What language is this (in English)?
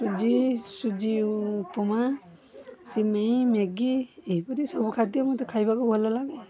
Odia